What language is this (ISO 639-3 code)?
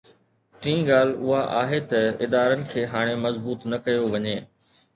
snd